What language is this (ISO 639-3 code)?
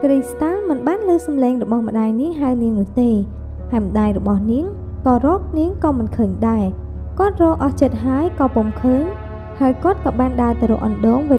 vie